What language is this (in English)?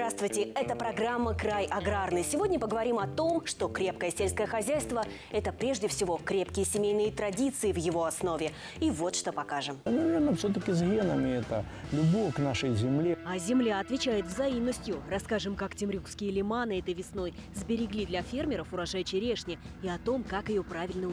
Russian